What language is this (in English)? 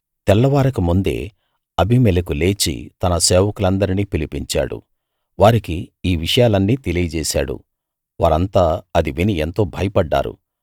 Telugu